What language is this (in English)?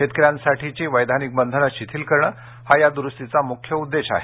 Marathi